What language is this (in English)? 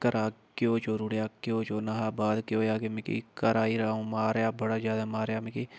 Dogri